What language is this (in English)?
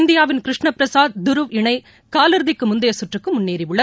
Tamil